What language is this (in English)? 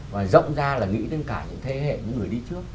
Vietnamese